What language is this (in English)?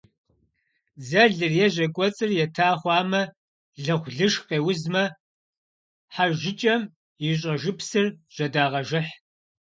Kabardian